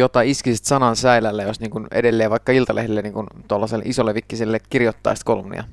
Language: Finnish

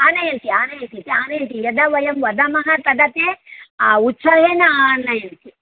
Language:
Sanskrit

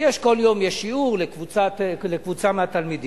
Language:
Hebrew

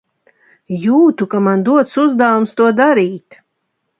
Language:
Latvian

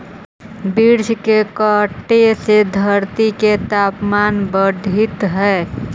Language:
Magahi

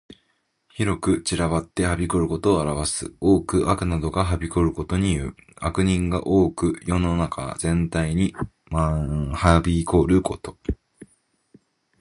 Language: Japanese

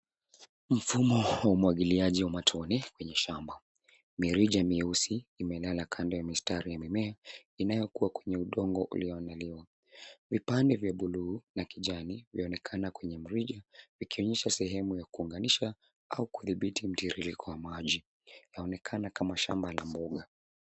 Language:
Swahili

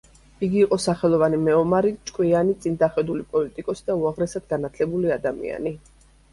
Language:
Georgian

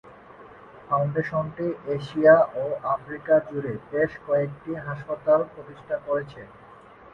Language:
Bangla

